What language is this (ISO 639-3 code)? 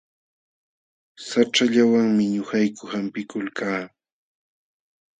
qxw